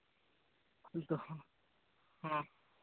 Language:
Santali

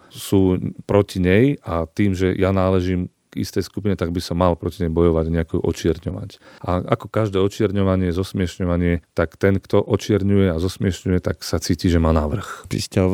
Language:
Slovak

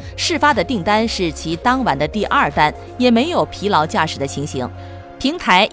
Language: Chinese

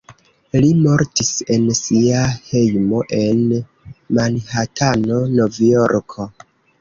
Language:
Esperanto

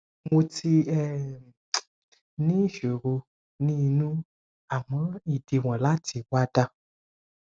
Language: Yoruba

